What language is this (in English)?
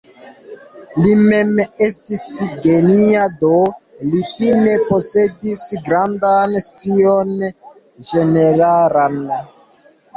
Esperanto